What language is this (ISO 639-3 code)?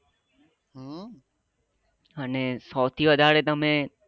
guj